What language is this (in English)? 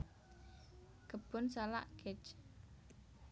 Javanese